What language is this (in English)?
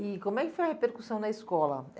Portuguese